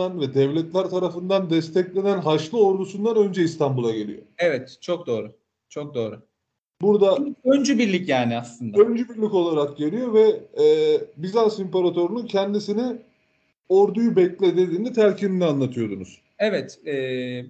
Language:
Turkish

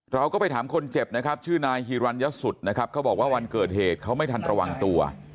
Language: Thai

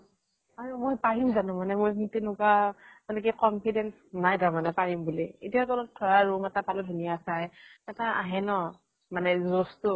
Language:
Assamese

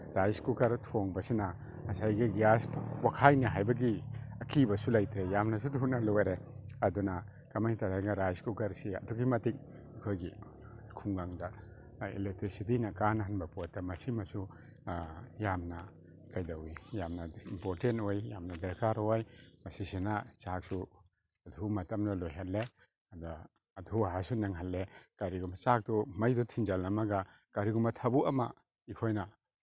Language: Manipuri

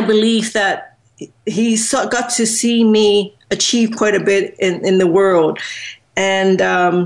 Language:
English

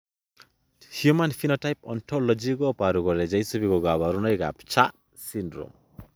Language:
Kalenjin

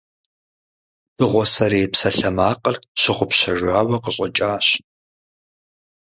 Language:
Kabardian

